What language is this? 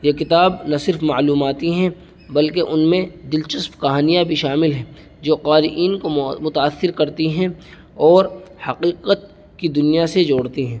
Urdu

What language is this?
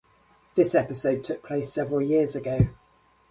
English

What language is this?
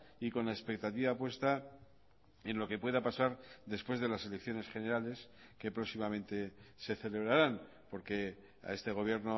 Spanish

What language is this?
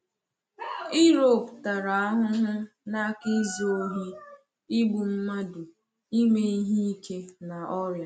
Igbo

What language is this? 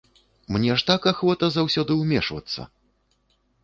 Belarusian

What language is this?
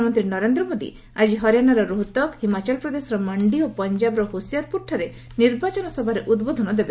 Odia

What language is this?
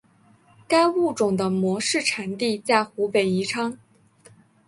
Chinese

